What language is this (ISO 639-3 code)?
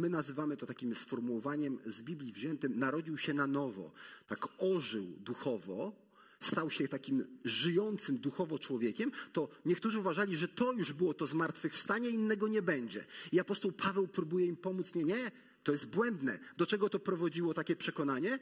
pol